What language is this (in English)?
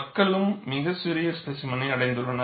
Tamil